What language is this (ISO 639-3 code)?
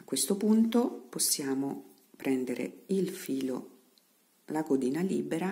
ita